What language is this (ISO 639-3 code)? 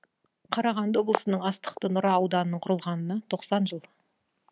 kaz